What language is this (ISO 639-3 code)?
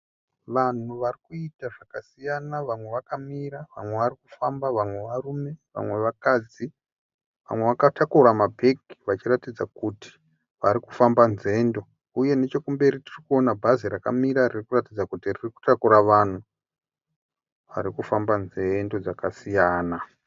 sna